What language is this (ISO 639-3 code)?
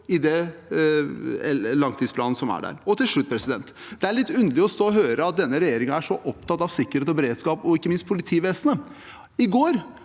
nor